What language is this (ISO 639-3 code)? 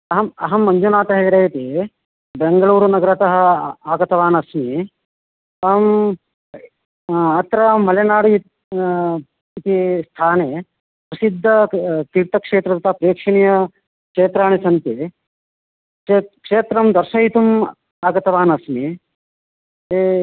san